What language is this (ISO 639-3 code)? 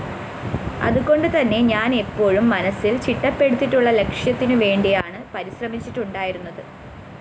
mal